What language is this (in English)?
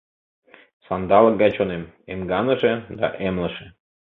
Mari